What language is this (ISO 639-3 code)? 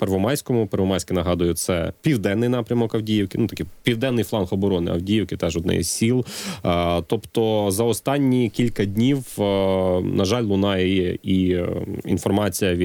ukr